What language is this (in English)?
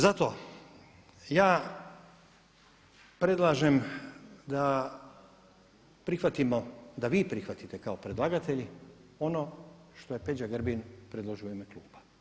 Croatian